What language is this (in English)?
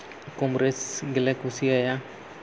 Santali